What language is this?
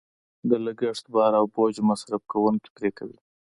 Pashto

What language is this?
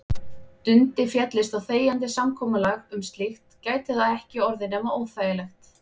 Icelandic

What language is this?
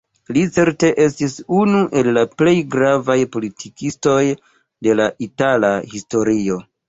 Esperanto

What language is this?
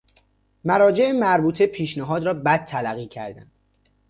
Persian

